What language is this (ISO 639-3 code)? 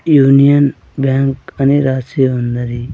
tel